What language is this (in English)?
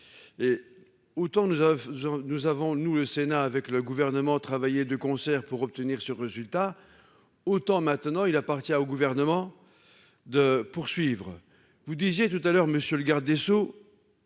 French